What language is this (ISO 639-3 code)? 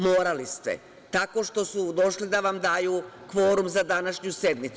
srp